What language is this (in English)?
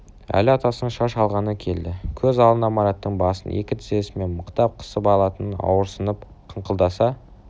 Kazakh